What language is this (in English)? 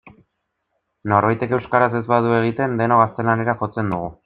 Basque